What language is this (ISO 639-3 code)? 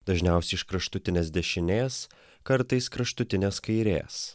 lit